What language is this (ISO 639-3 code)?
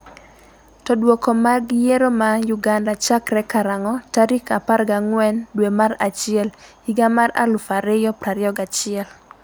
luo